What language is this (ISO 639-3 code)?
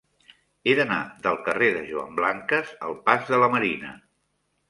cat